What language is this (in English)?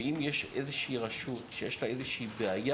Hebrew